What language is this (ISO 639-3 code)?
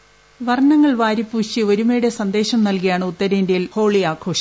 mal